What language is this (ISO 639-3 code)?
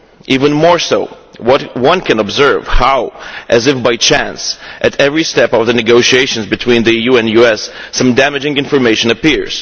eng